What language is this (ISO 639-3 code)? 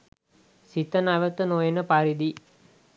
sin